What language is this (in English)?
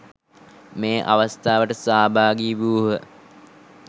Sinhala